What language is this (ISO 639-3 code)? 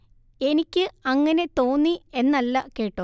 mal